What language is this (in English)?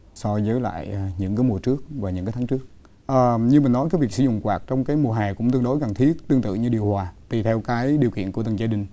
Vietnamese